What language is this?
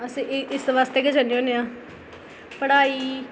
Dogri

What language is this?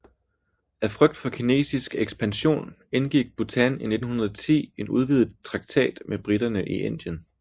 Danish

